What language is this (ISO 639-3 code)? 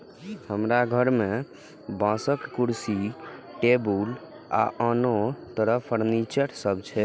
mai